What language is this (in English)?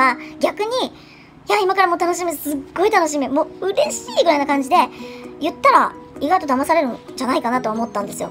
Japanese